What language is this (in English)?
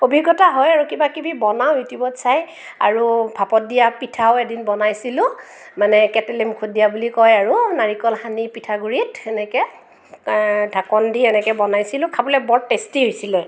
Assamese